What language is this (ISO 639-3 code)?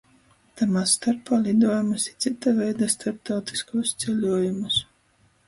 ltg